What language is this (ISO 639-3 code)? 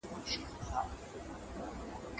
pus